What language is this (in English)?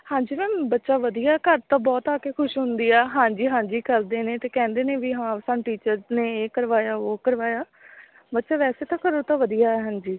Punjabi